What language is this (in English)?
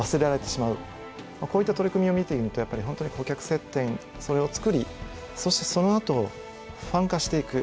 Japanese